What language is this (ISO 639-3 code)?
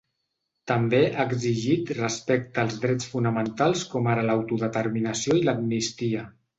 cat